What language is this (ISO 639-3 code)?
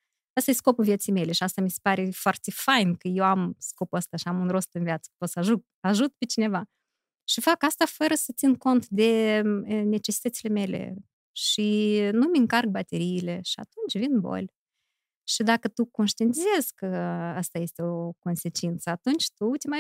ron